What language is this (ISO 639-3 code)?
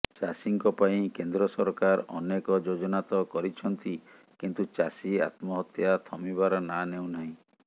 ori